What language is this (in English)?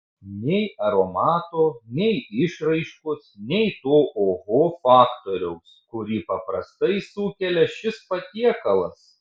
Lithuanian